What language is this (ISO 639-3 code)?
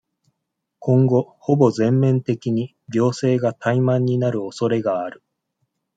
jpn